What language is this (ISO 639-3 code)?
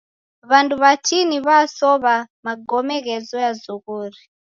dav